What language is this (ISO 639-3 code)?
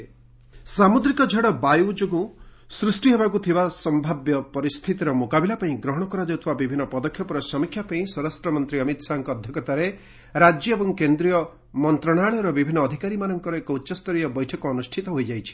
ori